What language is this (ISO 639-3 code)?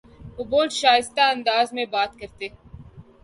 urd